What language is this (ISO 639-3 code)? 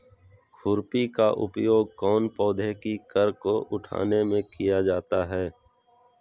mag